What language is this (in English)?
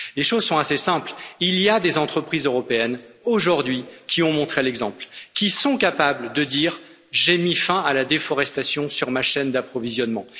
French